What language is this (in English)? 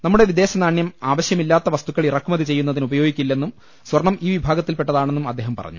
Malayalam